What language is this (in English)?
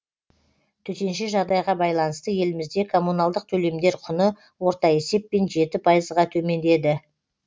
Kazakh